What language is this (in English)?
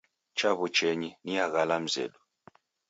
Taita